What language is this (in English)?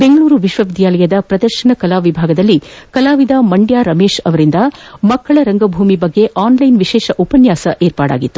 Kannada